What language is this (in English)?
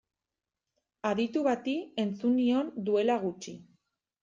Basque